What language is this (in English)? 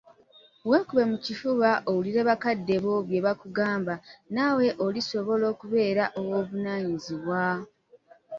Ganda